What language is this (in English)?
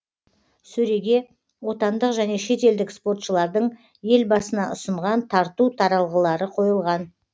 Kazakh